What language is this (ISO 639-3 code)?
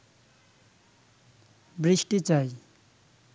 ben